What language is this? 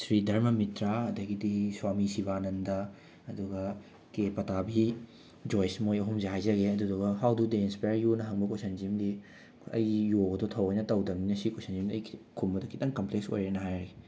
Manipuri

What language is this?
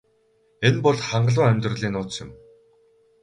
Mongolian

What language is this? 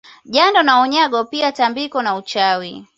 Swahili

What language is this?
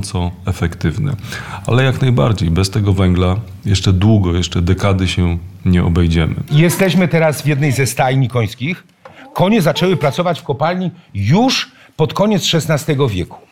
Polish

